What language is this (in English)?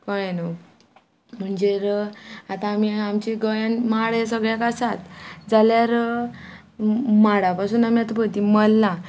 Konkani